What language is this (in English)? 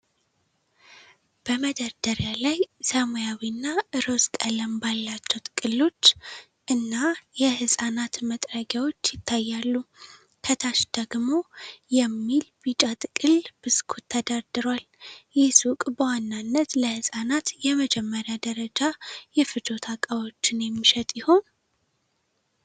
Amharic